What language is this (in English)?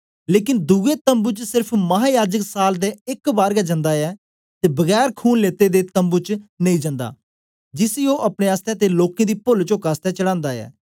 Dogri